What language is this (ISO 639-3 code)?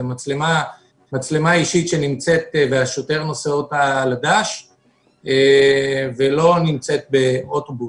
heb